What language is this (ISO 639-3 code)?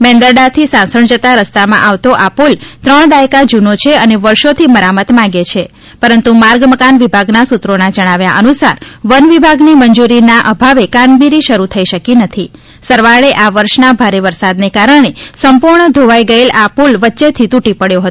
guj